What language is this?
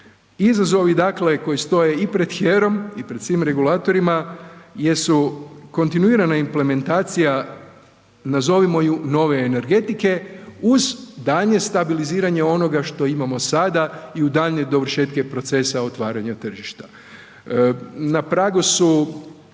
Croatian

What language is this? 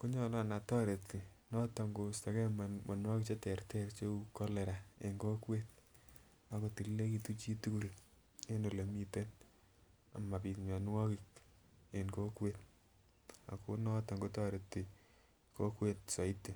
Kalenjin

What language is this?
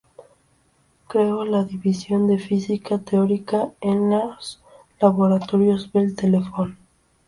Spanish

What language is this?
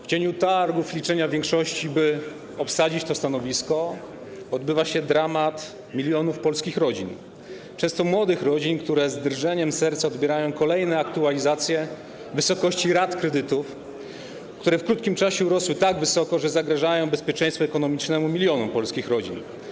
Polish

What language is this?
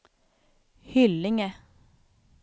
Swedish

